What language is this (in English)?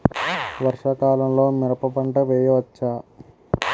Telugu